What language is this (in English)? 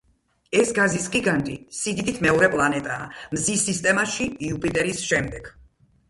Georgian